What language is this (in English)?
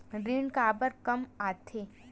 Chhattisgarhi